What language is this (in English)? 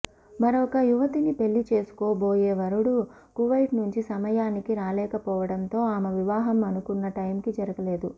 Telugu